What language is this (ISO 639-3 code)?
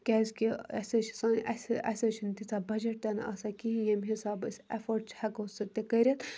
kas